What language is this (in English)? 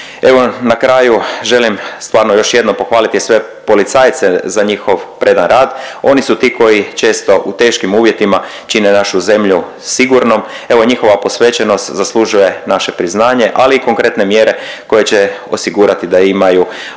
Croatian